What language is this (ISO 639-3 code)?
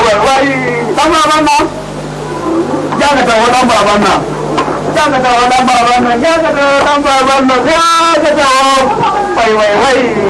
tha